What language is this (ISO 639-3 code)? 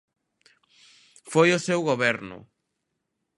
glg